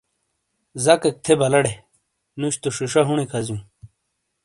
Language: Shina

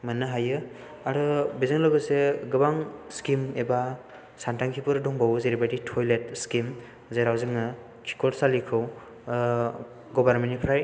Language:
Bodo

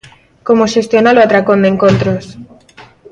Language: Galician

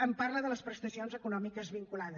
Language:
Catalan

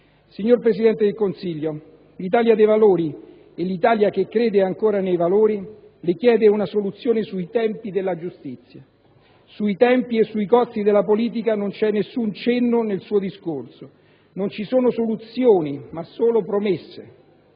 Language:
Italian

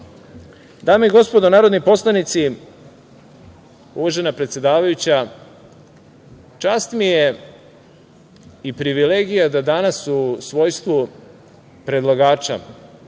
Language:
Serbian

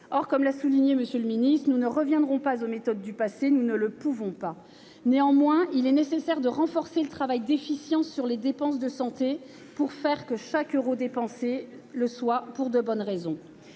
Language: French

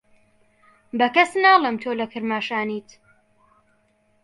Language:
Central Kurdish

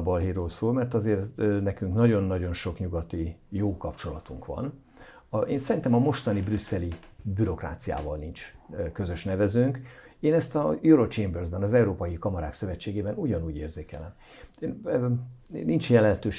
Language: Hungarian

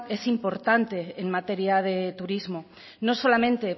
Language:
Spanish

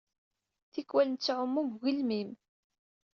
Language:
Kabyle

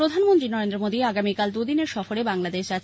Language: Bangla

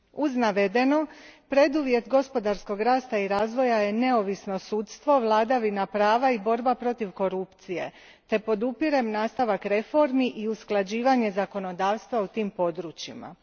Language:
Croatian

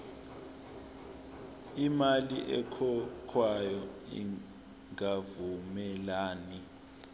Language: Zulu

